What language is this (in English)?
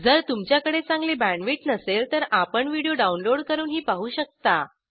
Marathi